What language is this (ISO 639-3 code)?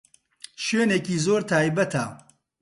ckb